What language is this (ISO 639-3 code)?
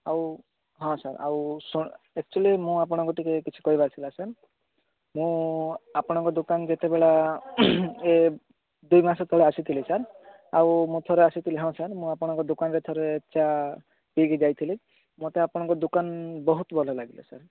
ori